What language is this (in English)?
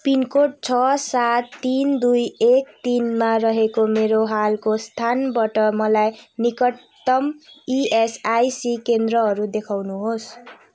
Nepali